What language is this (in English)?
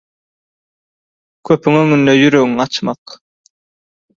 Turkmen